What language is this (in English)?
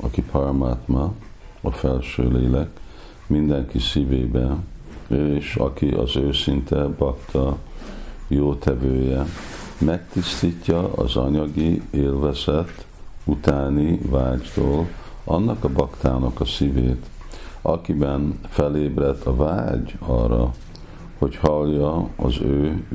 Hungarian